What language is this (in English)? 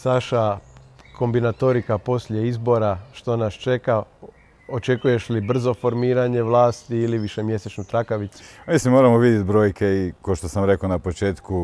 Croatian